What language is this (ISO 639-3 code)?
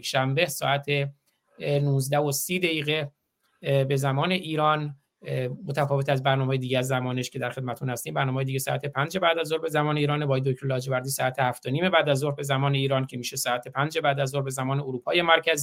fas